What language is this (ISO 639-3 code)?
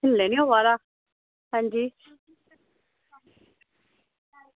doi